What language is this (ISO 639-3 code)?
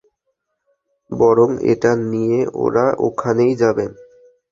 ben